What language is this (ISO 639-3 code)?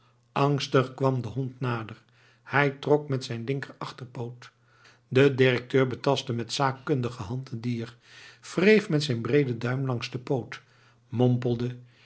nld